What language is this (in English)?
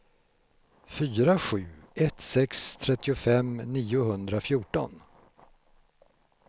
Swedish